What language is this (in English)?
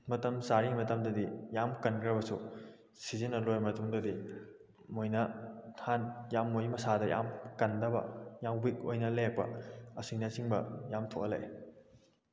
Manipuri